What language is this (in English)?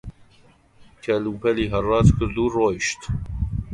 Central Kurdish